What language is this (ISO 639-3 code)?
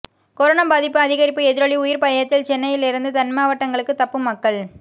tam